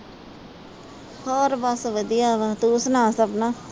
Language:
Punjabi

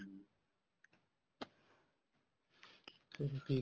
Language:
Punjabi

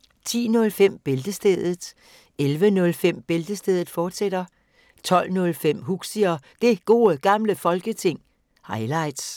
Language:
Danish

